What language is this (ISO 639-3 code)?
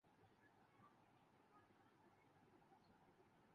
urd